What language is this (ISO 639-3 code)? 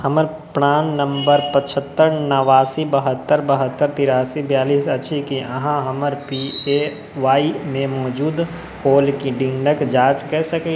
mai